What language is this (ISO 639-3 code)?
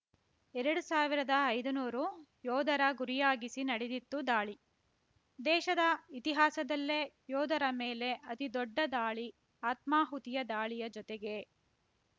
kan